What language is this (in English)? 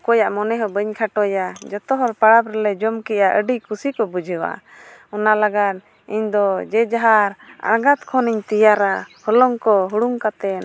Santali